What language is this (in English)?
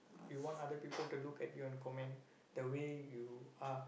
English